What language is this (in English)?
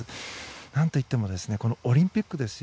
Japanese